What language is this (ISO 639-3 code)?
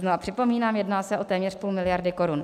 ces